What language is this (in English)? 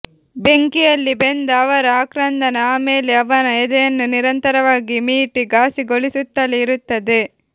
Kannada